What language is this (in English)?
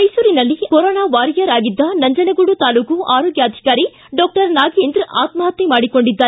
Kannada